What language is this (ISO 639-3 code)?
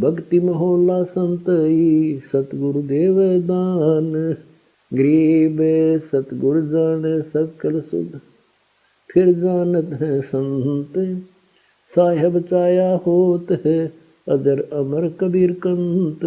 hin